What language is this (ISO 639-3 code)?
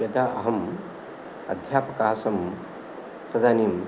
san